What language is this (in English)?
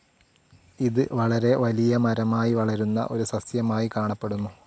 Malayalam